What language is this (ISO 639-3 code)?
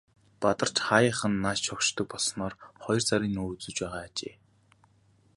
mon